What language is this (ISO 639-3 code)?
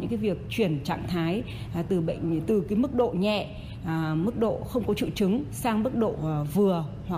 vie